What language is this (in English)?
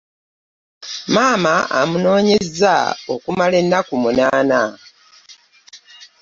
Ganda